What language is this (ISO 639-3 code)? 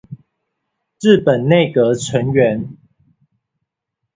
zho